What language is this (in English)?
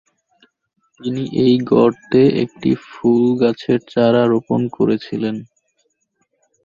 Bangla